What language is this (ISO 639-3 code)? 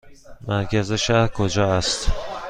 fas